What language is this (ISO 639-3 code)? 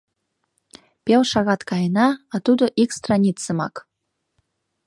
chm